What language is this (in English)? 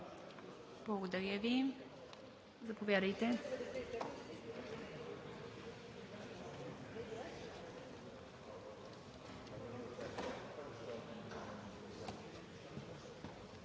Bulgarian